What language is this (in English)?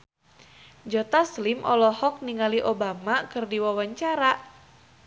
Sundanese